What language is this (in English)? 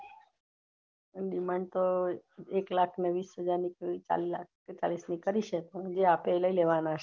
Gujarati